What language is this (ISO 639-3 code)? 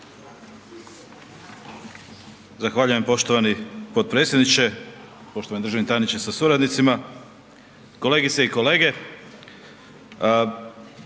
hrv